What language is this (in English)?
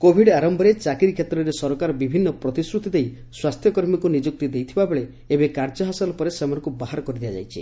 Odia